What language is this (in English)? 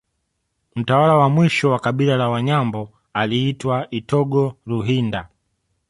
Swahili